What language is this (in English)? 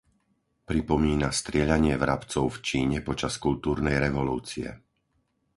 Slovak